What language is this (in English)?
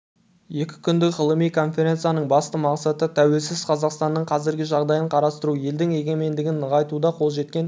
Kazakh